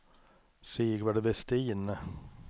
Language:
Swedish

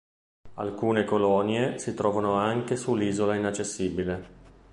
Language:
Italian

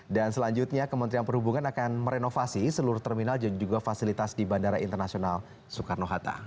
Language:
Indonesian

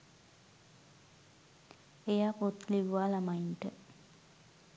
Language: Sinhala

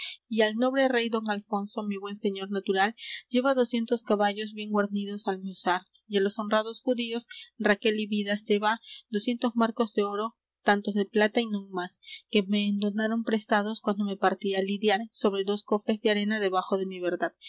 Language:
Spanish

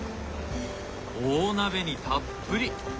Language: Japanese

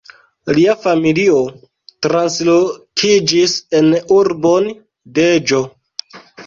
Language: Esperanto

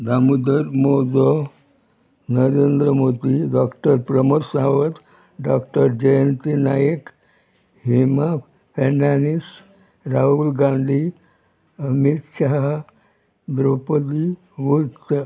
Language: Konkani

